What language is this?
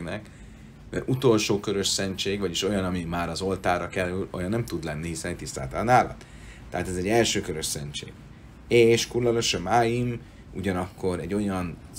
Hungarian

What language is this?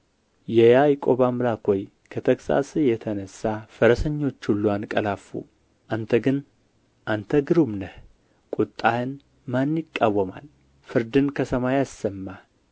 Amharic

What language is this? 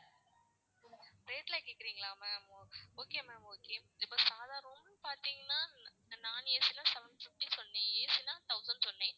Tamil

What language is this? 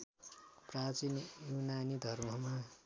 Nepali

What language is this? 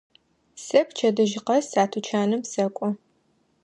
Adyghe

